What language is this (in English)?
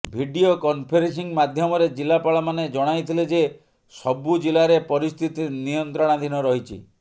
Odia